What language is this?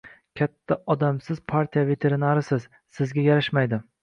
Uzbek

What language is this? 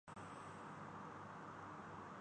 Urdu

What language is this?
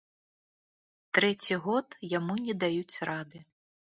Belarusian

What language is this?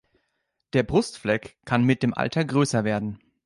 German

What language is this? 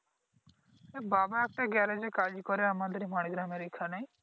Bangla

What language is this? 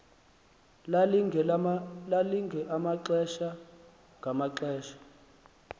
Xhosa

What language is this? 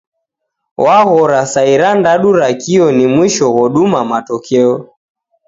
Taita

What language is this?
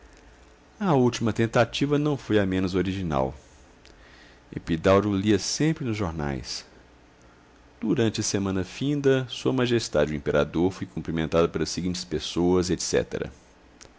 Portuguese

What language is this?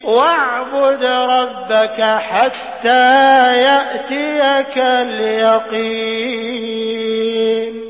Arabic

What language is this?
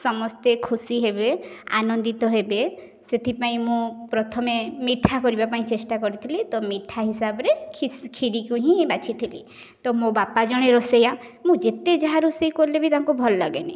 Odia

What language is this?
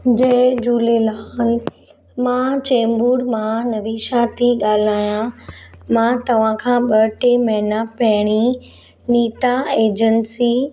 Sindhi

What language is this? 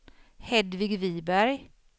Swedish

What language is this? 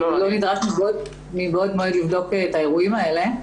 Hebrew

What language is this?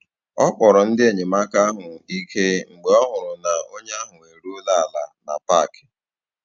Igbo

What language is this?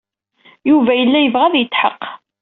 Kabyle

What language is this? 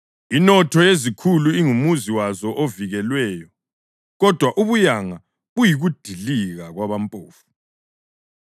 North Ndebele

